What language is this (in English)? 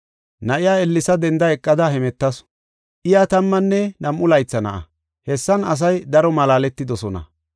Gofa